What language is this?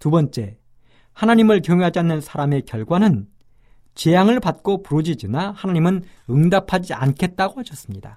Korean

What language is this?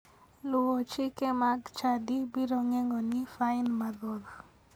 Luo (Kenya and Tanzania)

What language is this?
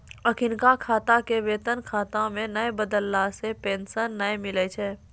Maithili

